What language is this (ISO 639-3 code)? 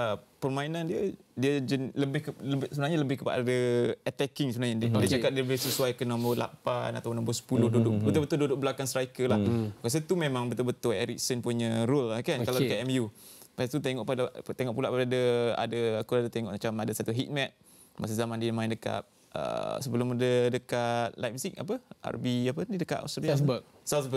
msa